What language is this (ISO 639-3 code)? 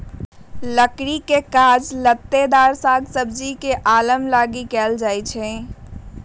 mag